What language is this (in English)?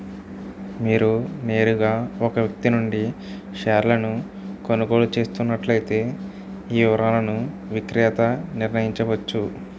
Telugu